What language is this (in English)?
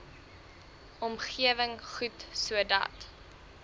Afrikaans